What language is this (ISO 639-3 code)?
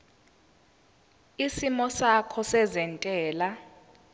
zul